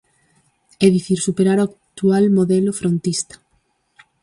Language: Galician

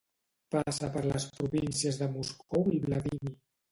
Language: Catalan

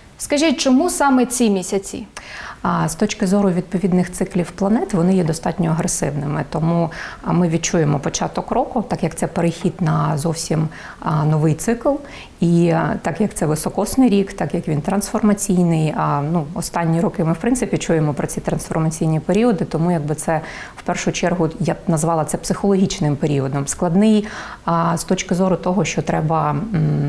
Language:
Ukrainian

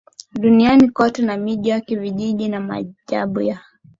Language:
Swahili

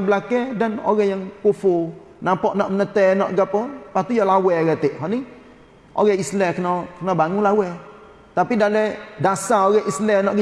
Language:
Malay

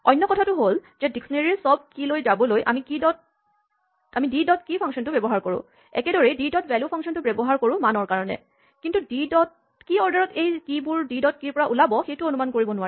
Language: Assamese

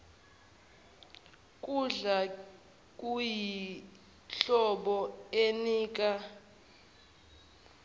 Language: Zulu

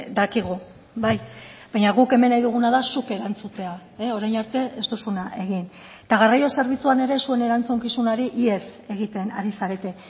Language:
Basque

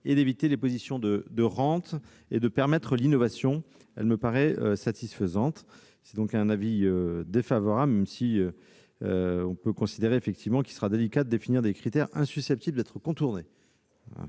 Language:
French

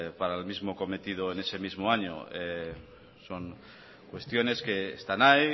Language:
Spanish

